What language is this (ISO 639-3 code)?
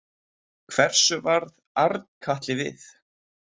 isl